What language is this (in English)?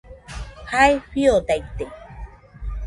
Nüpode Huitoto